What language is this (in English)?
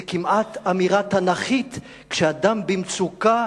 Hebrew